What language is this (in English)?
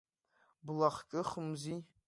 Abkhazian